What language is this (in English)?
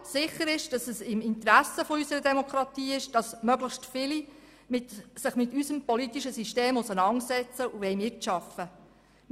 Swiss German